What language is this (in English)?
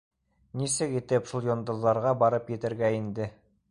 Bashkir